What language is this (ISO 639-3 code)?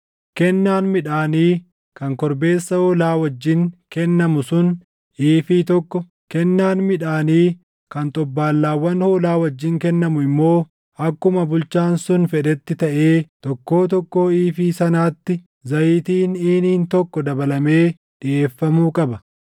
orm